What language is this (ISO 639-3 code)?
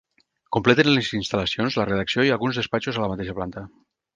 cat